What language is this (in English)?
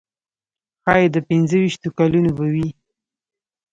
Pashto